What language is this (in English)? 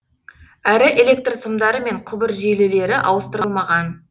Kazakh